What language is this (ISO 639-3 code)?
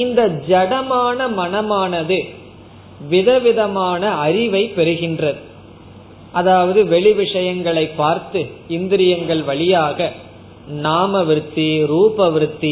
tam